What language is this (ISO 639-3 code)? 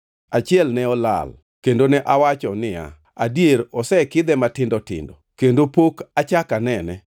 luo